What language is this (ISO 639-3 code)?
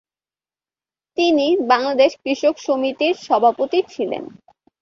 ben